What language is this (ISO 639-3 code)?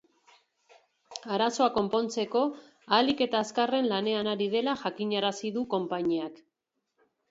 eus